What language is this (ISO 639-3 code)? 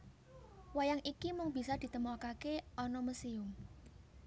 jav